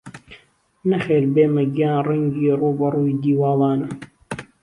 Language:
Central Kurdish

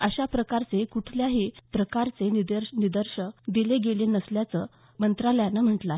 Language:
Marathi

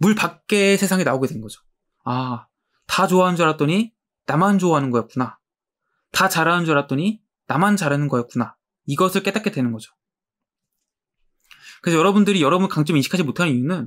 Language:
Korean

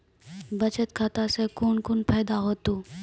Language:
Maithili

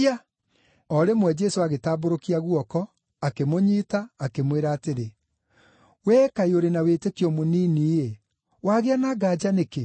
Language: Kikuyu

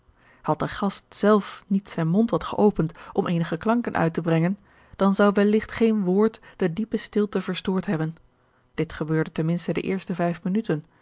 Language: Dutch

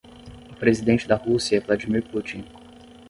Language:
Portuguese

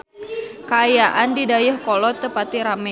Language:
Sundanese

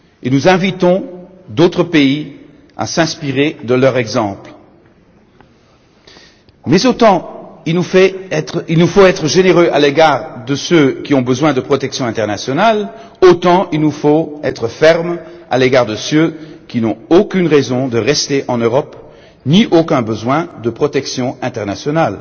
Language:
French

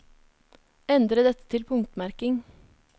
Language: Norwegian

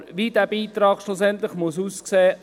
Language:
Swiss German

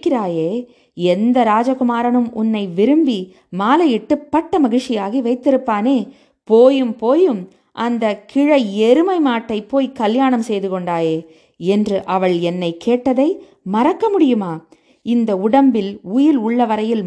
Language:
Tamil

